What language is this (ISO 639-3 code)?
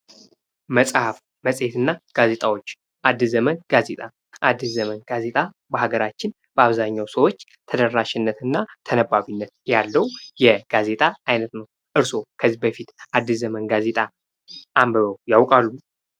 amh